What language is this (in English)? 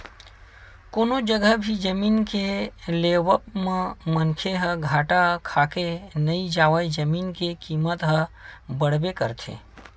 Chhattisgarhi